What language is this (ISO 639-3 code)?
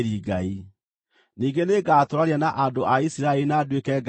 kik